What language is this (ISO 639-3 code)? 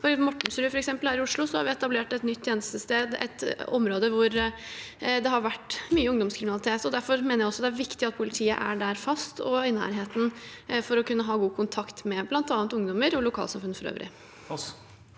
nor